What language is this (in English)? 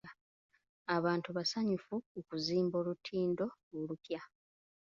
Ganda